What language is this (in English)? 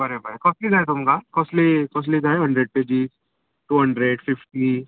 Konkani